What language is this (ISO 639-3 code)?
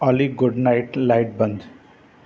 snd